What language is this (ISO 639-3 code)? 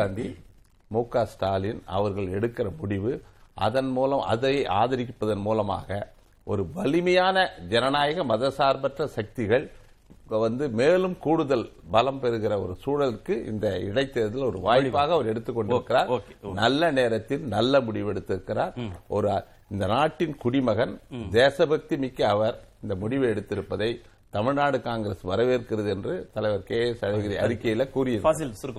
tam